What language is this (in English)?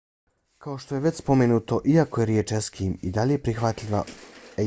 Bosnian